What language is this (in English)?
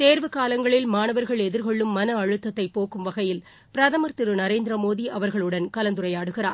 Tamil